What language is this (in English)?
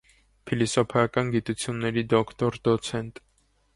Armenian